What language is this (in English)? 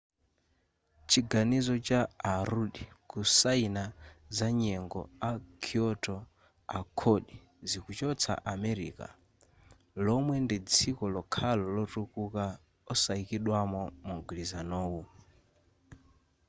Nyanja